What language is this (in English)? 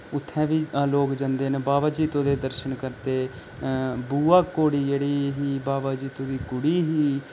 Dogri